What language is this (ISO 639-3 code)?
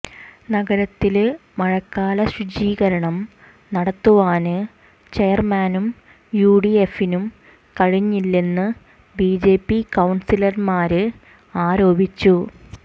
mal